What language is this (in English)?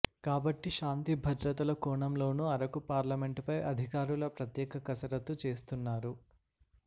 Telugu